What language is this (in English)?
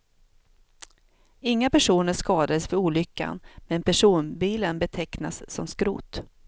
Swedish